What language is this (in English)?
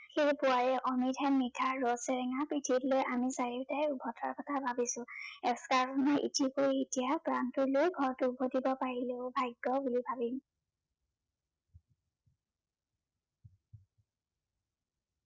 Assamese